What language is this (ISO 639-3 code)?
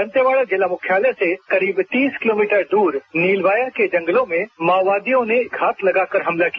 hin